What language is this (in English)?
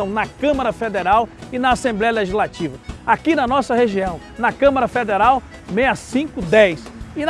Portuguese